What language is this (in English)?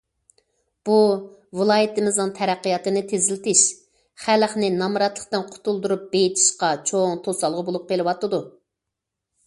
Uyghur